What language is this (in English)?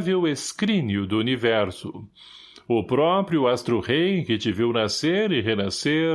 Portuguese